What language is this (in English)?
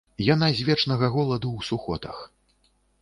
Belarusian